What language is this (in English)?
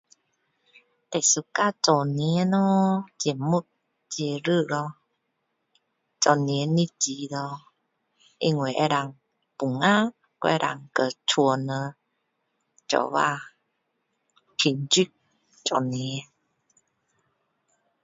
Min Dong Chinese